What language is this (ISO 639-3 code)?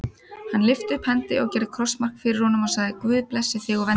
isl